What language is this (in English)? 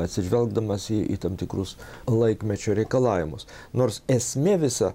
Lithuanian